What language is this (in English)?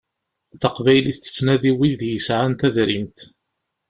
Kabyle